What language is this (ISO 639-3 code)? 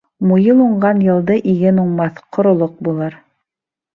bak